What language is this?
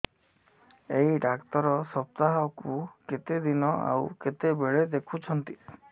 Odia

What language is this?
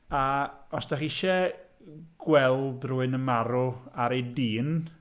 Welsh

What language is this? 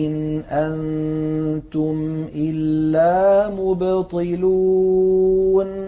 Arabic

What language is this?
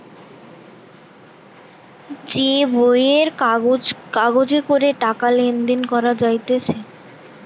Bangla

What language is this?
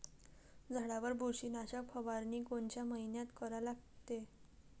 Marathi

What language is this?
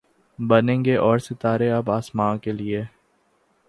Urdu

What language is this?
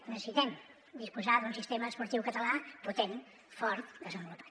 Catalan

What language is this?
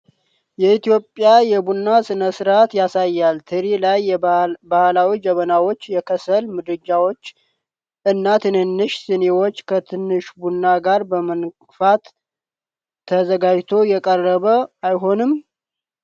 Amharic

